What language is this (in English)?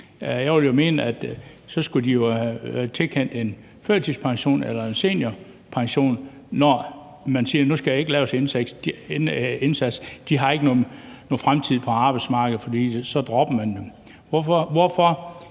Danish